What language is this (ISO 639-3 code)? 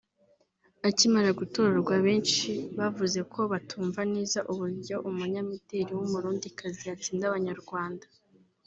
kin